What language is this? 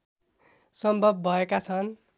Nepali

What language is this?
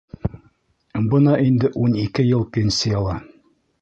Bashkir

